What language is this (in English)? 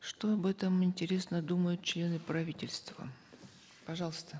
Kazakh